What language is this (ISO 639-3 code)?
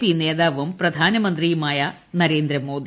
mal